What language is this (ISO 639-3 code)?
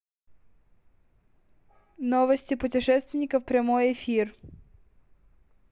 rus